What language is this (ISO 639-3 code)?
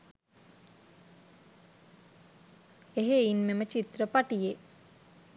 sin